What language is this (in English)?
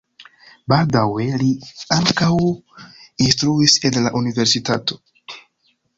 Esperanto